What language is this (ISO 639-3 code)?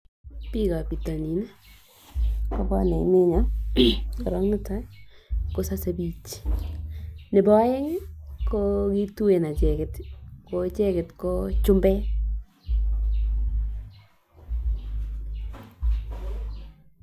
kln